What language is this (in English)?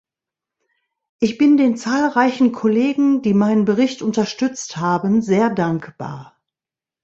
German